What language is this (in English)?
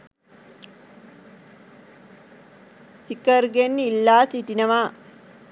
Sinhala